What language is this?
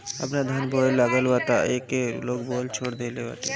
Bhojpuri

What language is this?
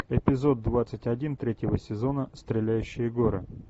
Russian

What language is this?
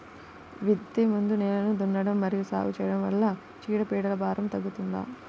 Telugu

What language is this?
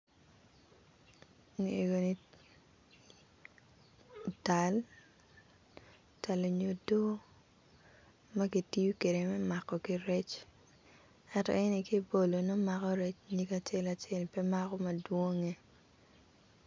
Acoli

